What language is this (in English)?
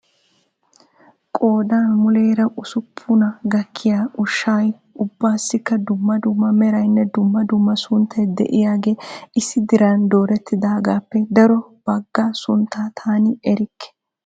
Wolaytta